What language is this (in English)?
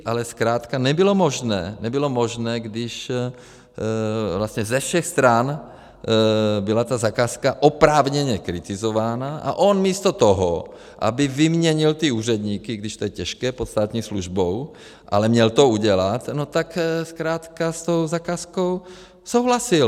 Czech